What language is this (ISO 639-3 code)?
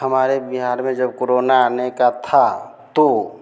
hin